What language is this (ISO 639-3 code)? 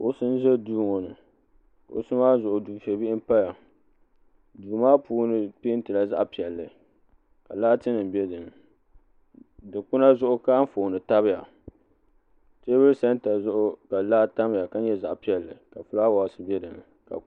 dag